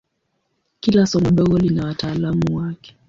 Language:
Swahili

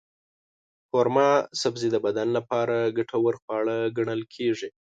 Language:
Pashto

